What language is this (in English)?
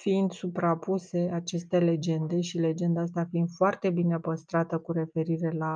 Romanian